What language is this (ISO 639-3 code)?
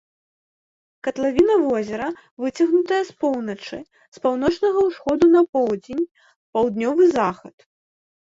bel